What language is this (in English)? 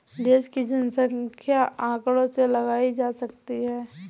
Hindi